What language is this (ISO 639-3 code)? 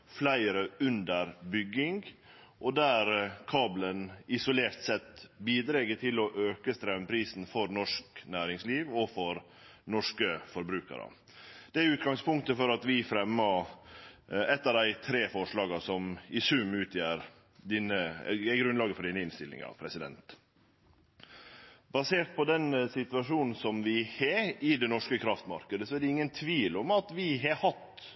nno